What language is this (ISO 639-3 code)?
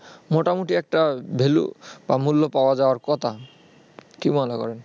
ben